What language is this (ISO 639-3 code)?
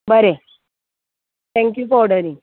kok